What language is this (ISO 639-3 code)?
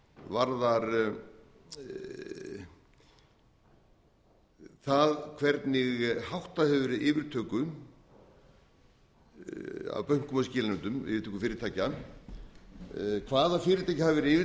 isl